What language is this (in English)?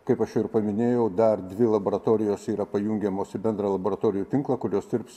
Lithuanian